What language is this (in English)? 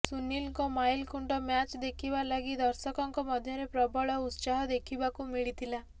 Odia